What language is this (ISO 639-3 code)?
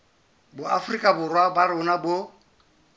sot